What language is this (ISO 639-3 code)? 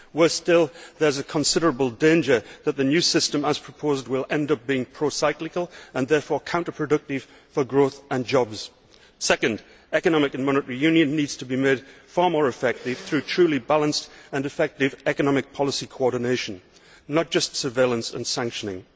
eng